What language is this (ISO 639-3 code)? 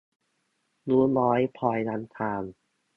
tha